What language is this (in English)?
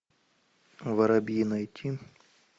Russian